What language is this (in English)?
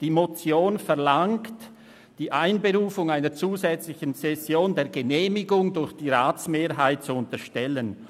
Swiss German